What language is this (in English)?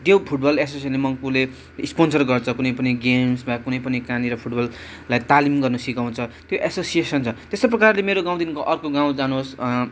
Nepali